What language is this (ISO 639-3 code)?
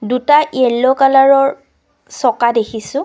asm